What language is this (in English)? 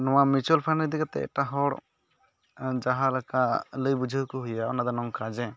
Santali